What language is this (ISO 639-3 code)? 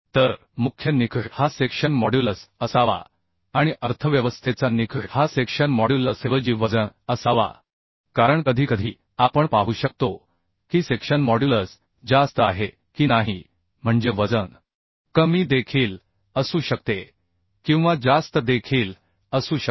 mar